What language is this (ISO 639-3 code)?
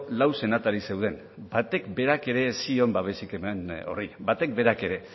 eus